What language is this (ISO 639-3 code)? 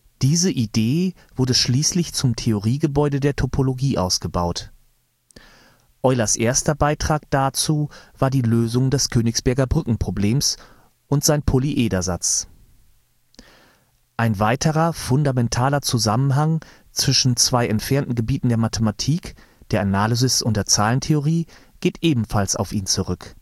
deu